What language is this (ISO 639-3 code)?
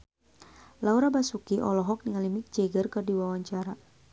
sun